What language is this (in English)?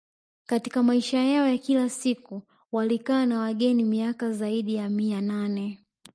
Swahili